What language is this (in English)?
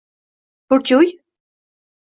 Uzbek